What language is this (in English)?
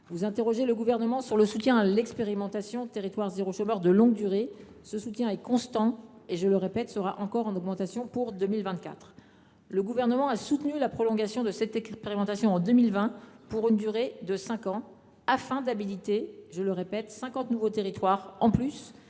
French